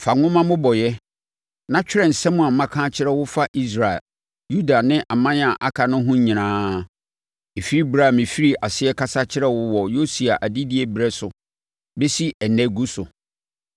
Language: Akan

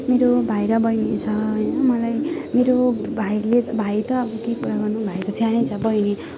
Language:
Nepali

